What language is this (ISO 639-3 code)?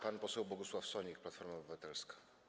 pol